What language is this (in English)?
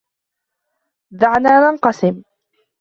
Arabic